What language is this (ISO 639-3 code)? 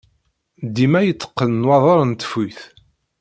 kab